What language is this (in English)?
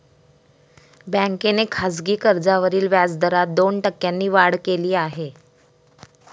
Marathi